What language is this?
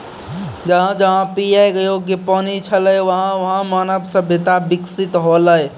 Maithili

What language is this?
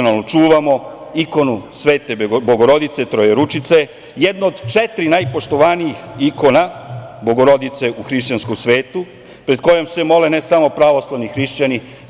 Serbian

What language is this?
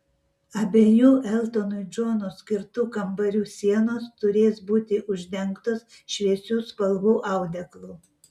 Lithuanian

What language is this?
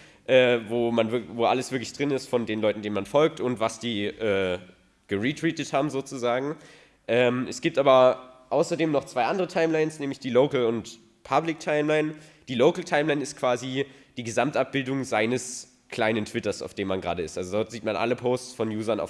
German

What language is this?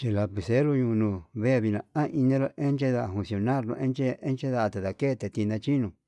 Yutanduchi Mixtec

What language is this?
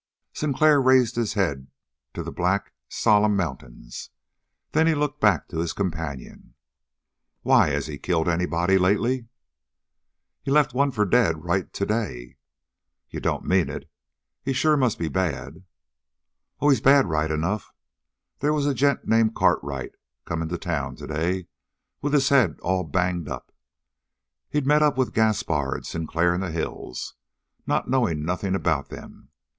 English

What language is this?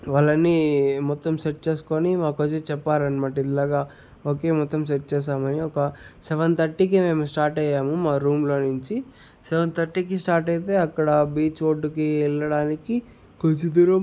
Telugu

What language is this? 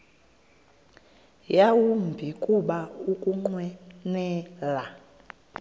Xhosa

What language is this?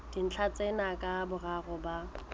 Southern Sotho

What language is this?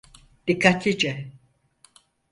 Turkish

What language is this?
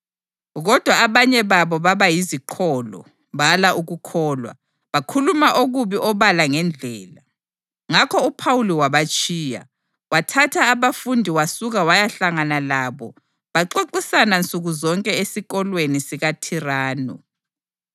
North Ndebele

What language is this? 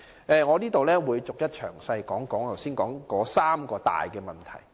Cantonese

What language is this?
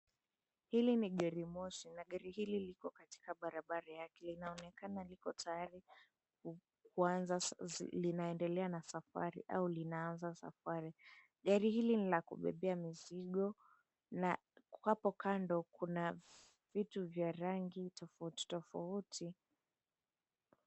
Swahili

